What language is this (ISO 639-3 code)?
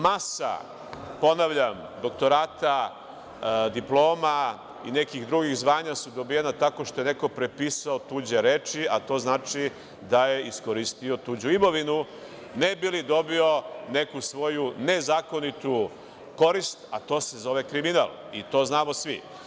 srp